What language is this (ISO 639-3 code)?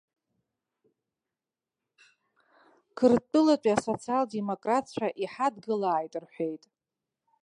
abk